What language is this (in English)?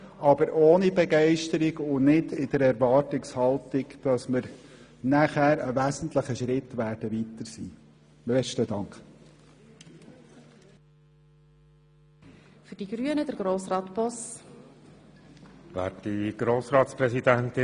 Swiss German